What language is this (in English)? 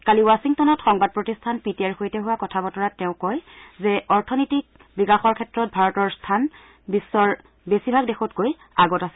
Assamese